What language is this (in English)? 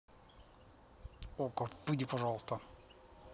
Russian